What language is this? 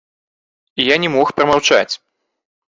Belarusian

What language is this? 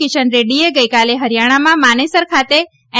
Gujarati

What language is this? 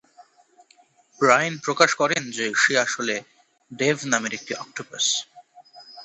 Bangla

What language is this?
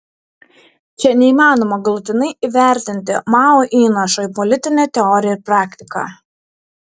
Lithuanian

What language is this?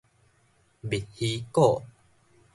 Min Nan Chinese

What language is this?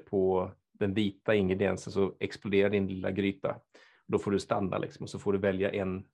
Swedish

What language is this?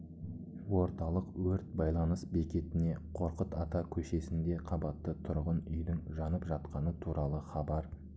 Kazakh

